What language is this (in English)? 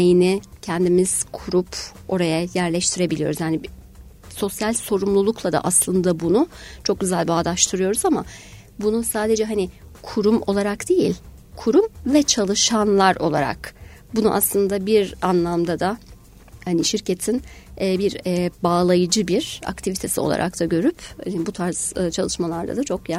Turkish